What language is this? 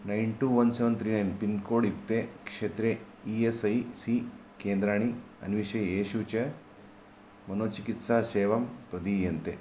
Sanskrit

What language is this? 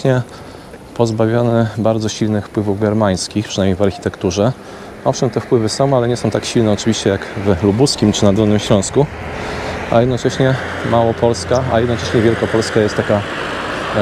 Polish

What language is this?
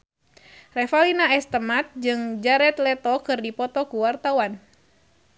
Sundanese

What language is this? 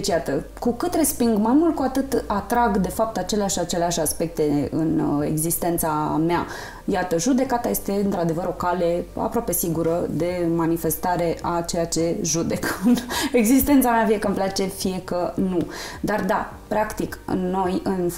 Romanian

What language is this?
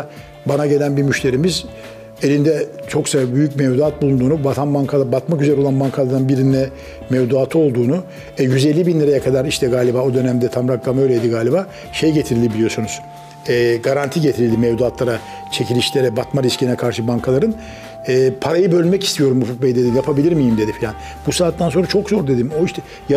Turkish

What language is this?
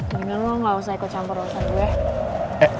Indonesian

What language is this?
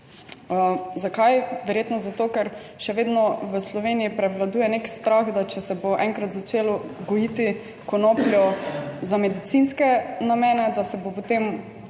Slovenian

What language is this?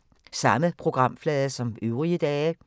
Danish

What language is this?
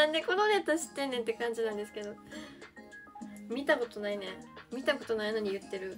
Japanese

